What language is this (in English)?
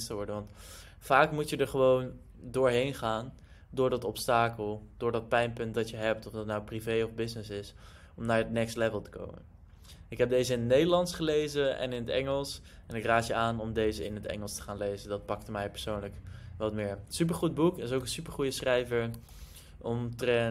Dutch